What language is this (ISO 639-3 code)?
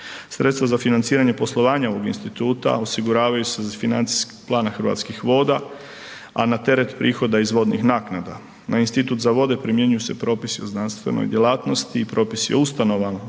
hrv